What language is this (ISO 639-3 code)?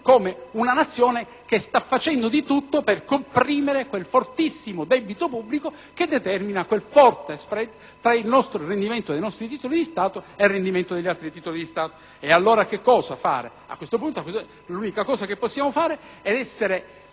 ita